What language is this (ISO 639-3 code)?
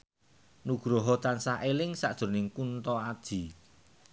jav